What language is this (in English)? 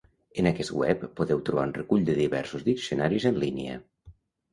Catalan